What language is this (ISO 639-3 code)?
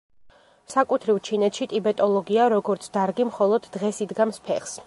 kat